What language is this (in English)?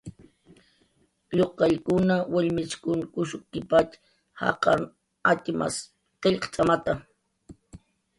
Jaqaru